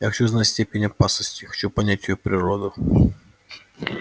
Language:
Russian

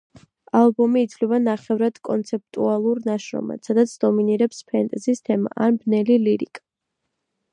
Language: Georgian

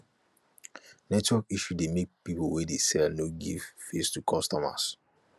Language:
Nigerian Pidgin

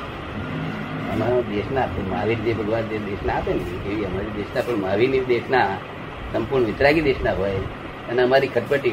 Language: Gujarati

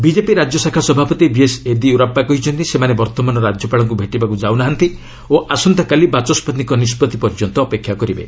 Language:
Odia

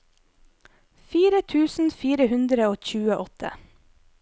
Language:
Norwegian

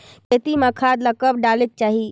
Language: Chhattisgarhi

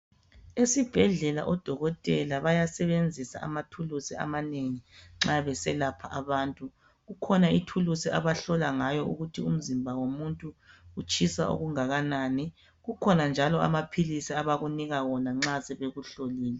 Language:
North Ndebele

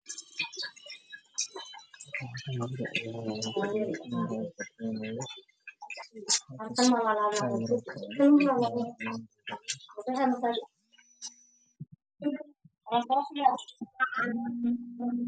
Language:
Somali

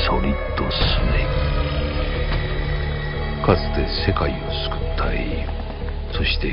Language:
Japanese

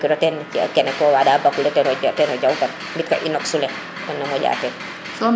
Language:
Serer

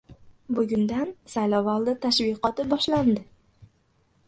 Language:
Uzbek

